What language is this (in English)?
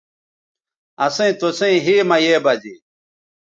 Bateri